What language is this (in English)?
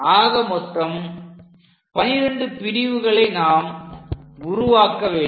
Tamil